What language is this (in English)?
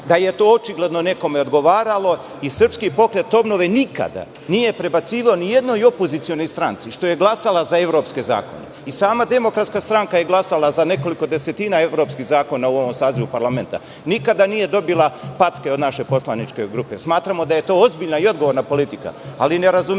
Serbian